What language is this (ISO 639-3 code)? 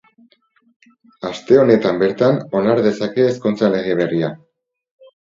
eus